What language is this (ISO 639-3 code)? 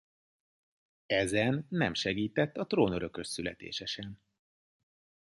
hun